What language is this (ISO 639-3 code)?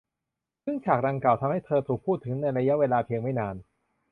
tha